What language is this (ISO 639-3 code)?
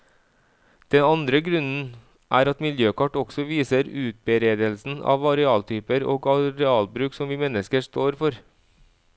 nor